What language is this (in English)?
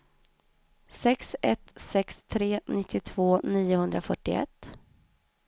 Swedish